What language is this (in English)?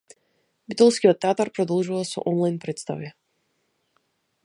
Macedonian